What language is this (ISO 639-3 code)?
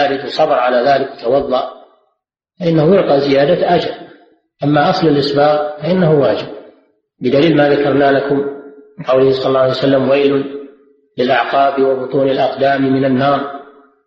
ara